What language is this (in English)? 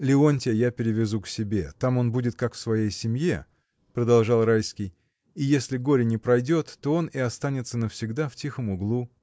Russian